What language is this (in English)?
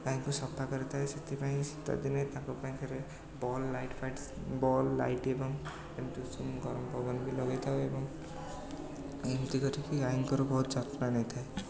Odia